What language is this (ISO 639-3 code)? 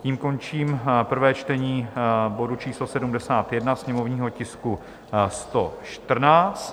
ces